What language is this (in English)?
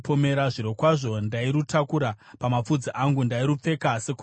Shona